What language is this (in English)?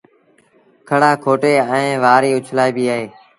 Sindhi Bhil